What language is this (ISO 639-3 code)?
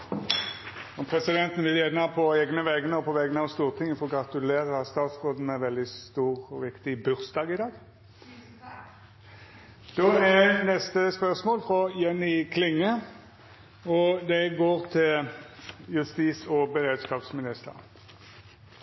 nno